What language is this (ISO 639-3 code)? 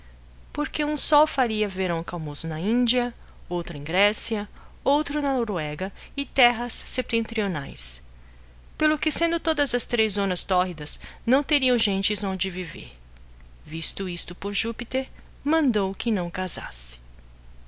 por